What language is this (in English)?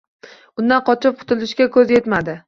Uzbek